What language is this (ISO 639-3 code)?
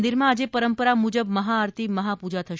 guj